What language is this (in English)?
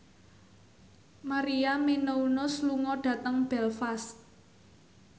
Javanese